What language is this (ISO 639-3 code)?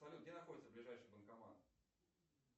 rus